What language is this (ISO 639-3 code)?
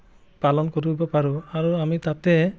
asm